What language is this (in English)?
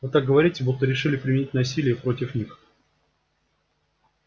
Russian